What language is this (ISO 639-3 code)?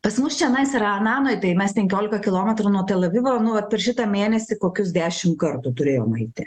lit